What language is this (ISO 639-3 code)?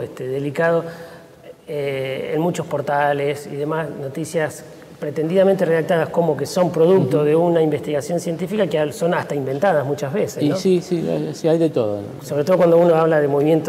spa